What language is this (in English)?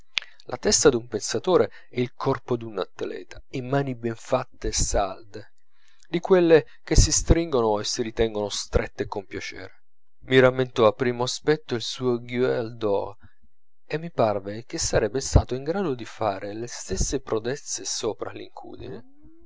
Italian